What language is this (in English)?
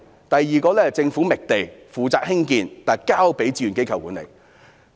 Cantonese